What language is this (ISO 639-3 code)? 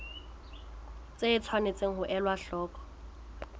sot